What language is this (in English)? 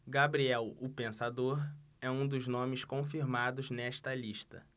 Portuguese